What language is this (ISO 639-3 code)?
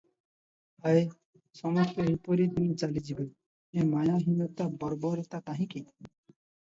ori